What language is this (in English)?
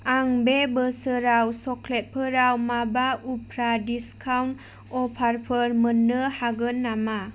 Bodo